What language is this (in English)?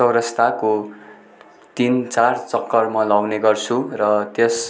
Nepali